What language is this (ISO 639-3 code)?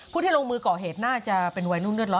tha